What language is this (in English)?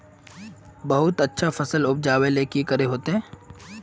Magahi